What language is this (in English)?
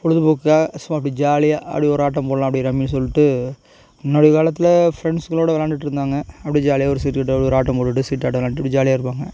Tamil